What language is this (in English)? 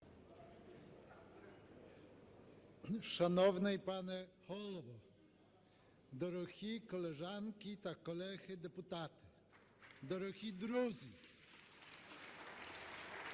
Ukrainian